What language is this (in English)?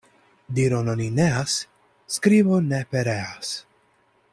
Esperanto